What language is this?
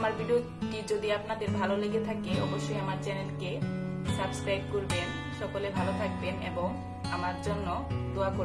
Bangla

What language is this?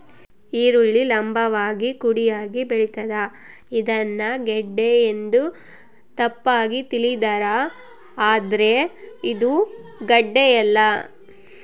Kannada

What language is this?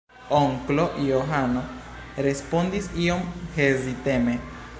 Esperanto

